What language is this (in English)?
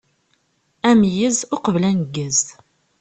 Kabyle